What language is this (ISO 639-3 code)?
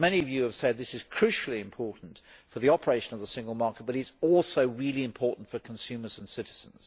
eng